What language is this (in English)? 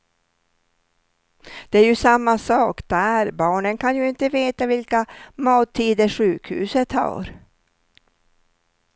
Swedish